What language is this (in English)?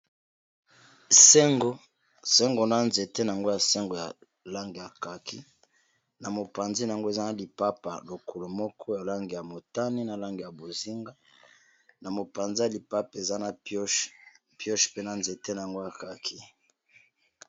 Lingala